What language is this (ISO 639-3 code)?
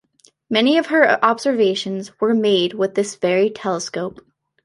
eng